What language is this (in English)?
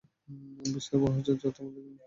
Bangla